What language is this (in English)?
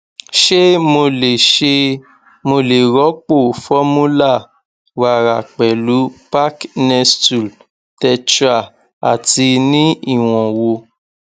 Yoruba